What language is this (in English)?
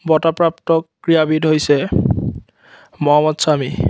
Assamese